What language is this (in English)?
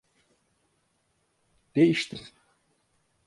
Turkish